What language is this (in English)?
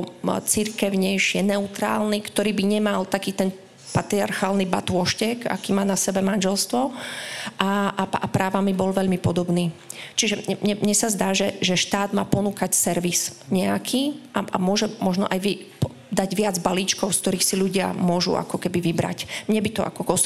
Slovak